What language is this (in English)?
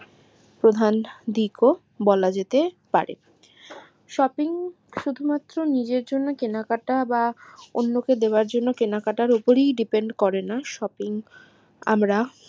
Bangla